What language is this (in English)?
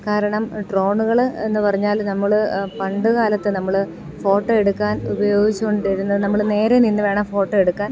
Malayalam